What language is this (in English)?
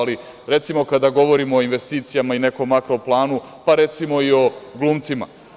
Serbian